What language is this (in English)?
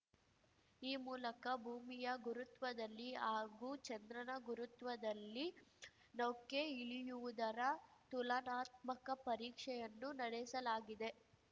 Kannada